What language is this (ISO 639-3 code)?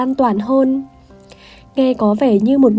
vie